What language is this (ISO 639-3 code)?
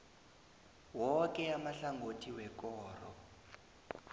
nbl